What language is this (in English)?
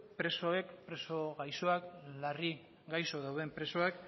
Basque